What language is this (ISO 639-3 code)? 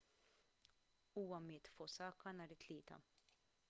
mlt